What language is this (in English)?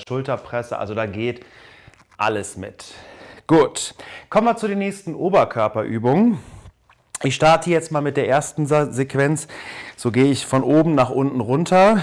German